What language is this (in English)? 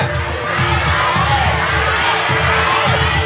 Thai